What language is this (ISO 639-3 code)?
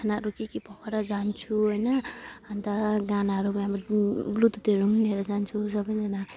nep